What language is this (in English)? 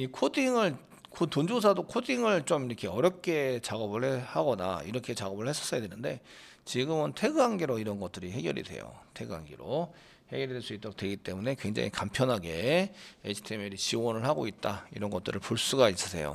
Korean